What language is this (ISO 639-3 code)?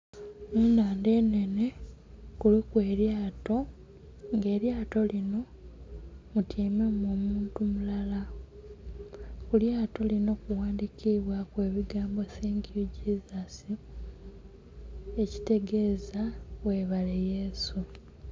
xog